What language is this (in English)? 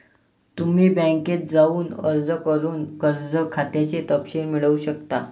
Marathi